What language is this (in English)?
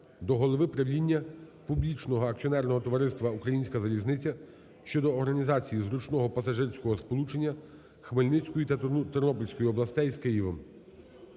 Ukrainian